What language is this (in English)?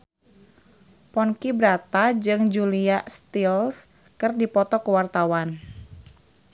Sundanese